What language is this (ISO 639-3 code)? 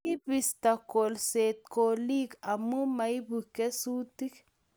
kln